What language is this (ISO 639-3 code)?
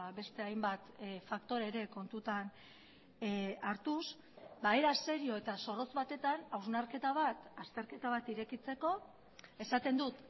eus